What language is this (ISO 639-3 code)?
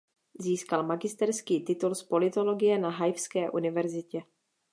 ces